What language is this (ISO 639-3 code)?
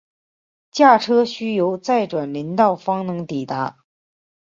zho